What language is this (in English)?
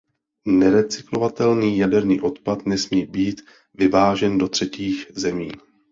Czech